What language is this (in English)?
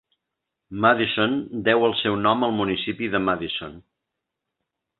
Catalan